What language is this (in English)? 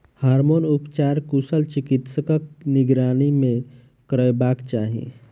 Maithili